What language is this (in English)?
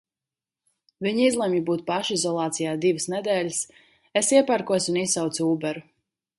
Latvian